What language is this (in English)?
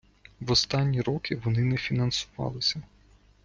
Ukrainian